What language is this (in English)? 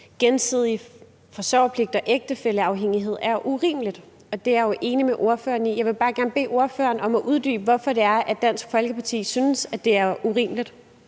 Danish